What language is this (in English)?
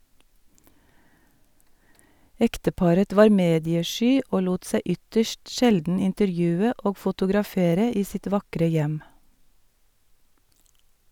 Norwegian